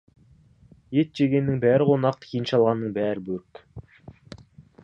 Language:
Kazakh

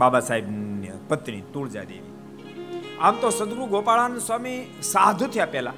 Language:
Gujarati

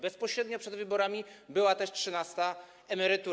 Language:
Polish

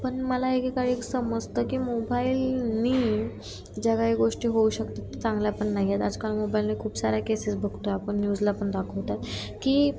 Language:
Marathi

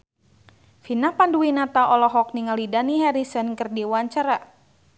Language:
Sundanese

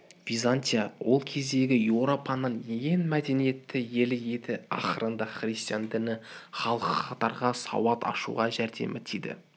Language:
Kazakh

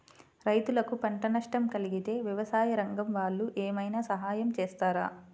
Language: Telugu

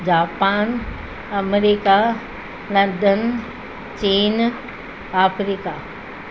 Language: Sindhi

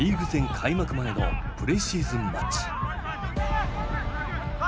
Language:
Japanese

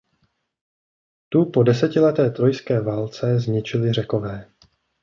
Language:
Czech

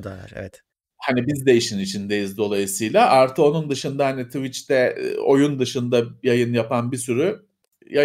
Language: Turkish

